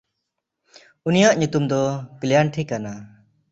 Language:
Santali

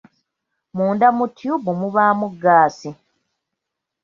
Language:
Ganda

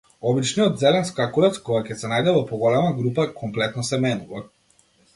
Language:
Macedonian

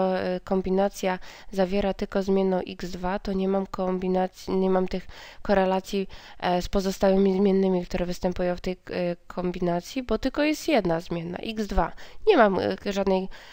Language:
Polish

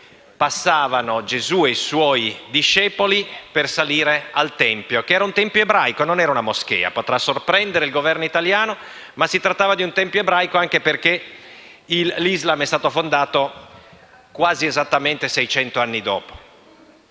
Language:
Italian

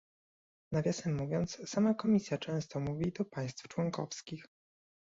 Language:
Polish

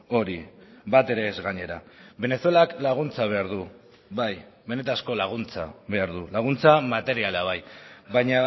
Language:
Basque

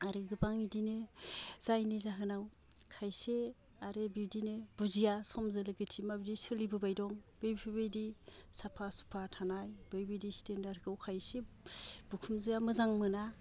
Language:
Bodo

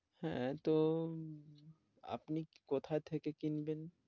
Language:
Bangla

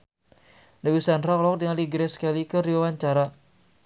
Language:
Sundanese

